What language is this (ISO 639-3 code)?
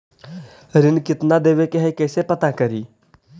mag